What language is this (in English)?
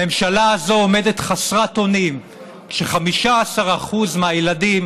Hebrew